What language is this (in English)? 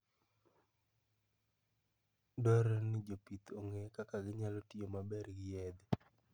Luo (Kenya and Tanzania)